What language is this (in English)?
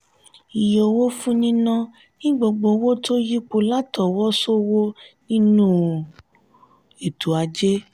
Yoruba